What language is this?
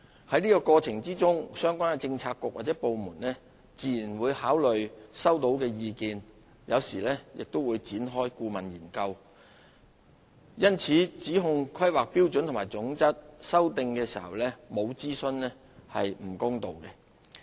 Cantonese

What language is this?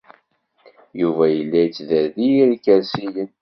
Kabyle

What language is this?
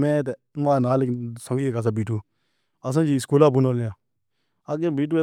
Pahari-Potwari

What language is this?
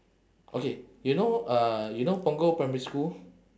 English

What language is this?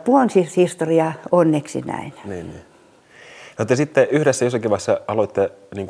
Finnish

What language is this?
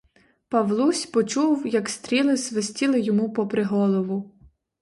Ukrainian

